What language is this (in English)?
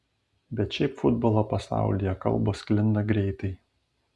Lithuanian